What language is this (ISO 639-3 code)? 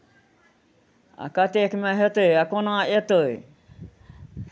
mai